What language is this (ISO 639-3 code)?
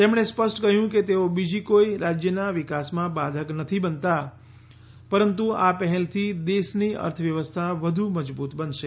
guj